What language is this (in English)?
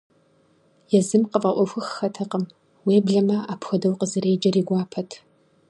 Kabardian